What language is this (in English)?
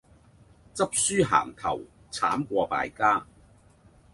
Cantonese